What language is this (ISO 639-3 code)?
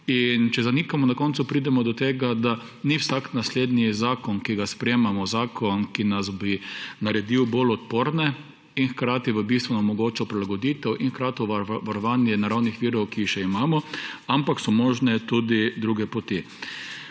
slv